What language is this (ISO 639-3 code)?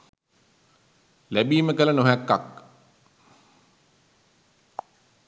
sin